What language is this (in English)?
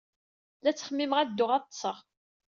Kabyle